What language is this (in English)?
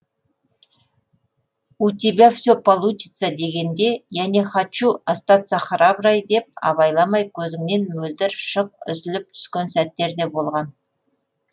Kazakh